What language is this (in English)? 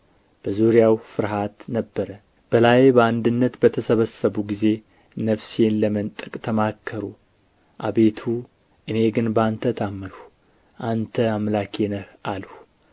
Amharic